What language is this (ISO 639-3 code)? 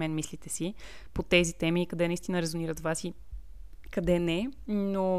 bul